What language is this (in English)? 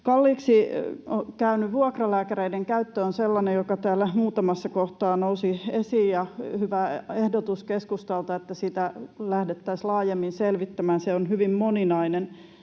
Finnish